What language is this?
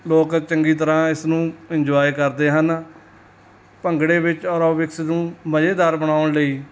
Punjabi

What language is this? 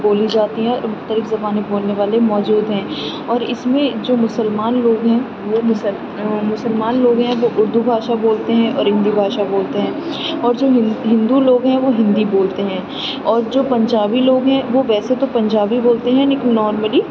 Urdu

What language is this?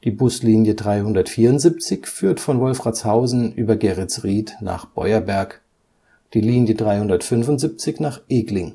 German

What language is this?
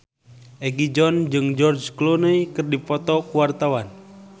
Sundanese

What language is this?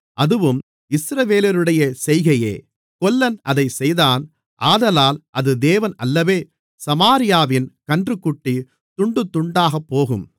Tamil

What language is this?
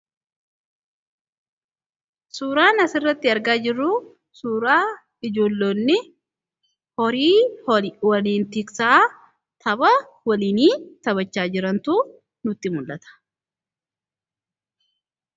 Oromo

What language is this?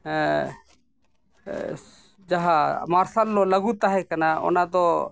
Santali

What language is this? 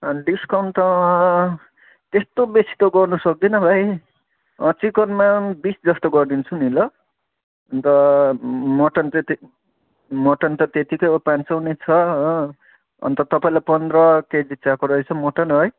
Nepali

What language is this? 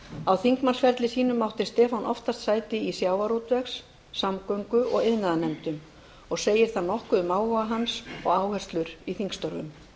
Icelandic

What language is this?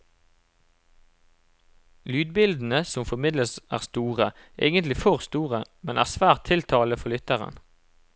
Norwegian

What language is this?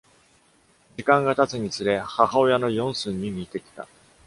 Japanese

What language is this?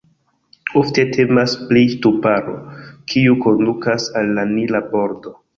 Esperanto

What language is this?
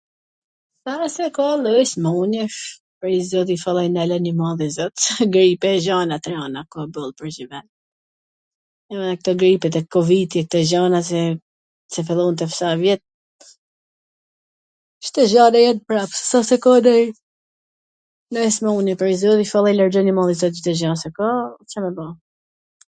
Gheg Albanian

